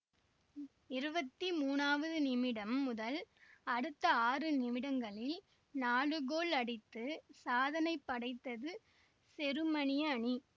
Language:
Tamil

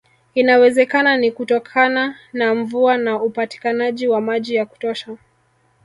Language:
Swahili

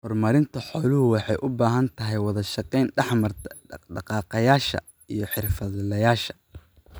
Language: Somali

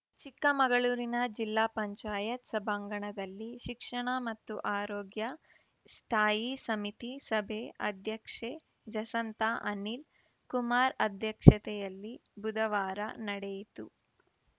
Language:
Kannada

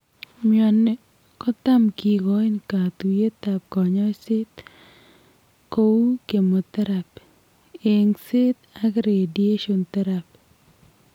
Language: Kalenjin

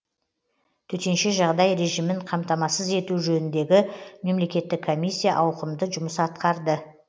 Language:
Kazakh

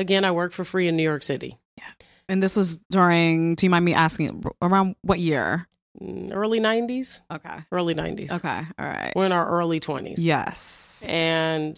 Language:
English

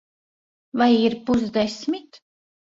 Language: Latvian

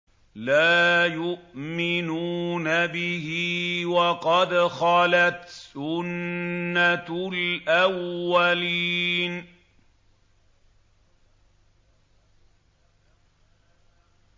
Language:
Arabic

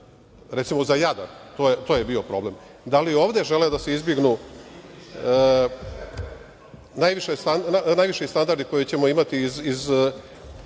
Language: Serbian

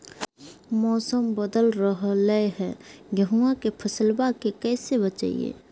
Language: Magahi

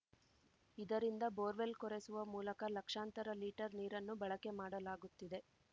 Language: Kannada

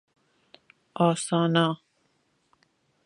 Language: Persian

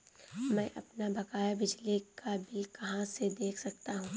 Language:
Hindi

